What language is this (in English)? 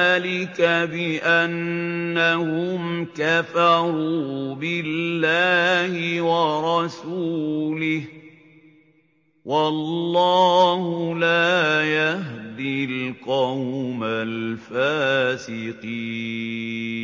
Arabic